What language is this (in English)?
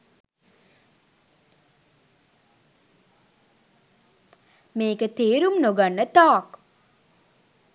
Sinhala